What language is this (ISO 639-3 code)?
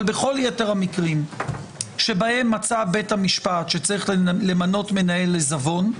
heb